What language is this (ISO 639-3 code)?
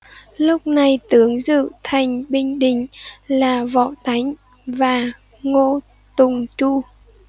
vie